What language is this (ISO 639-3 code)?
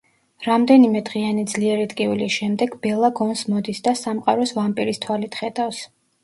kat